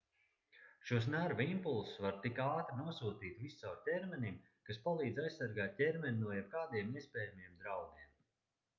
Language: Latvian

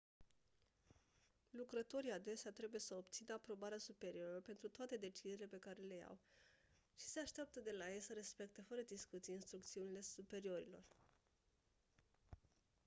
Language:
Romanian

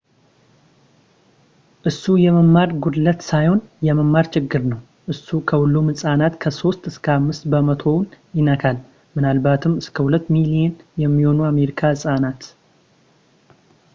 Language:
Amharic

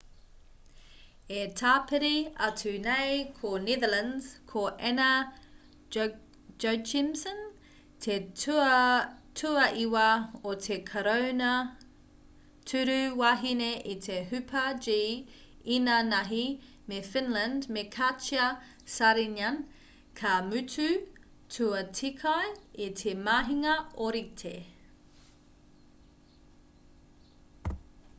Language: Māori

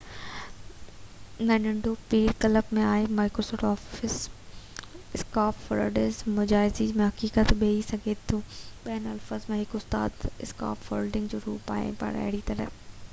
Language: Sindhi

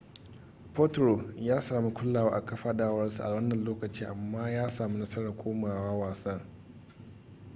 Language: Hausa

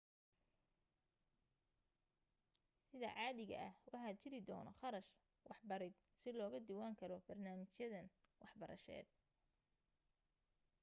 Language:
Somali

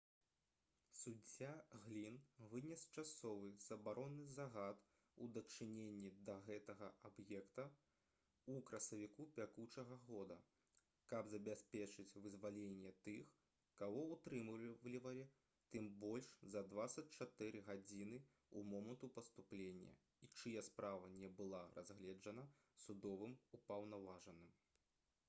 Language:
Belarusian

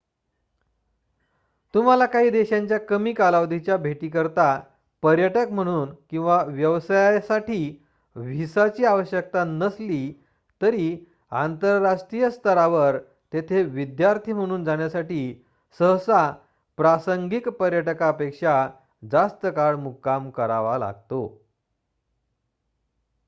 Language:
Marathi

